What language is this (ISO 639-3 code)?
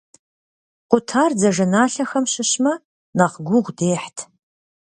kbd